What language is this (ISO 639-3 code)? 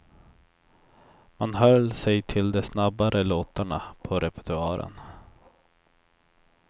swe